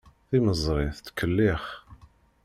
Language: Kabyle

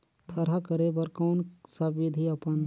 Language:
Chhattisgarhi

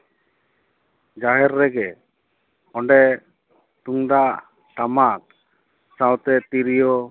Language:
Santali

